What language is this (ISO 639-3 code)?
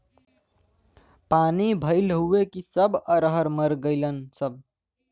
bho